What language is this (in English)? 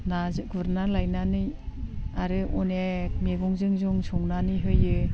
Bodo